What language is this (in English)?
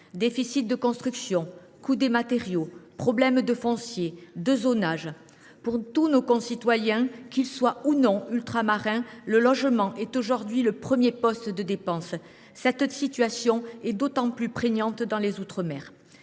French